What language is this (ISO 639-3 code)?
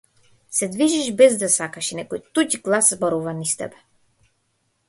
mkd